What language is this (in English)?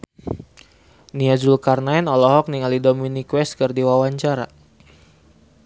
Sundanese